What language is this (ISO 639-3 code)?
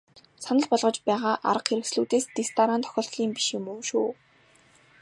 mon